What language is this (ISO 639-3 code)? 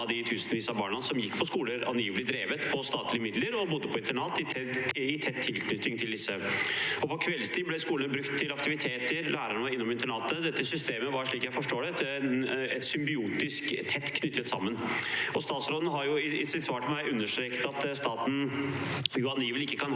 nor